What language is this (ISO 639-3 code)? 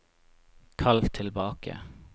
nor